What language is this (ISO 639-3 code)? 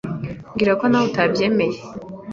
kin